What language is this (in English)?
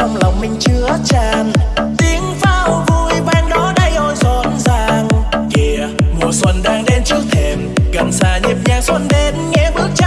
Vietnamese